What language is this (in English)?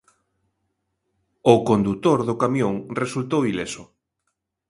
Galician